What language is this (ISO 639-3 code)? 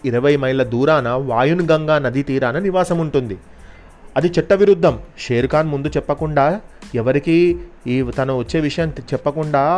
tel